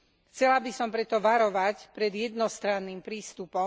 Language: Slovak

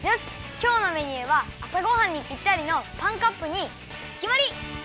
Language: Japanese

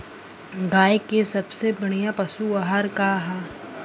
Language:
Bhojpuri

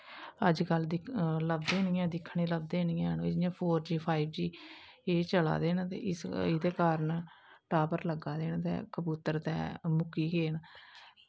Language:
Dogri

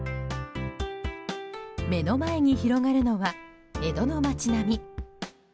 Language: Japanese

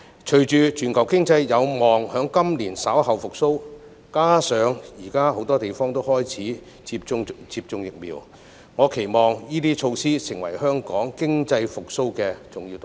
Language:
Cantonese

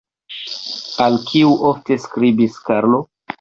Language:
Esperanto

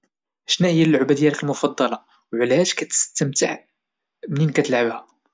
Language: Moroccan Arabic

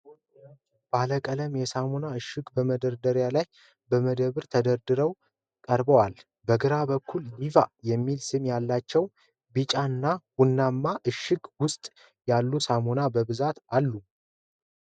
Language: Amharic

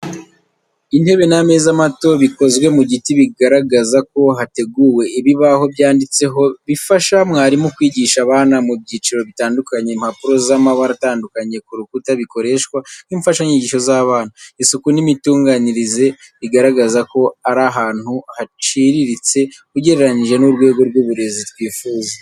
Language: Kinyarwanda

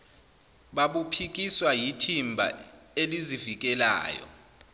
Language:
Zulu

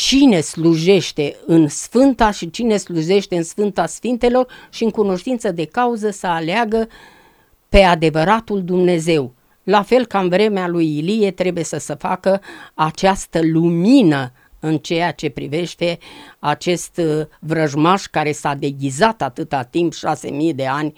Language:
Romanian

